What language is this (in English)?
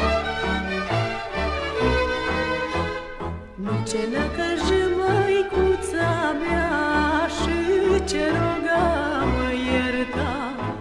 Romanian